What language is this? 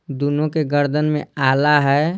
Hindi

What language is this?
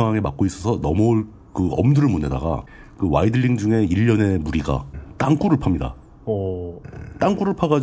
Korean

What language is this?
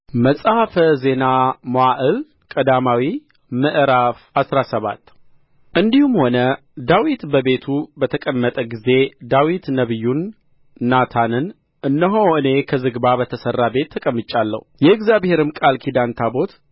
Amharic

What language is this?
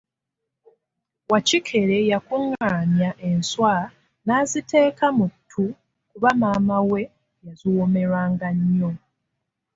Ganda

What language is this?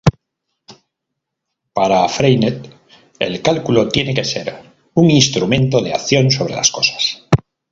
Spanish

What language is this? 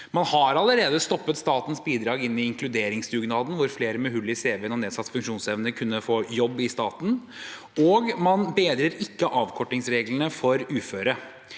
Norwegian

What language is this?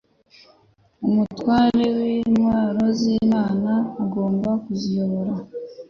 Kinyarwanda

